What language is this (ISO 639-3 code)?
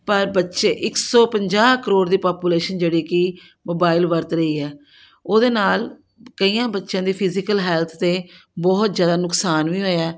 pan